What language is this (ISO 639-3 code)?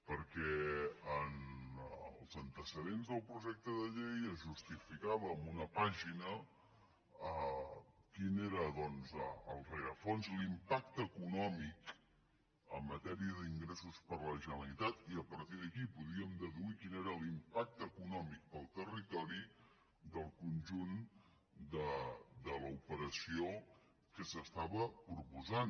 cat